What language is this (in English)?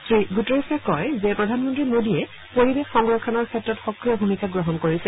Assamese